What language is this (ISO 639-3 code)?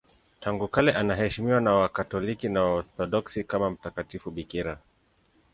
swa